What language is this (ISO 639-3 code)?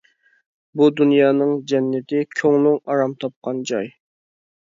uig